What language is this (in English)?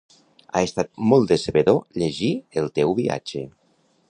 Catalan